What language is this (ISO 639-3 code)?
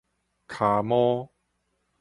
nan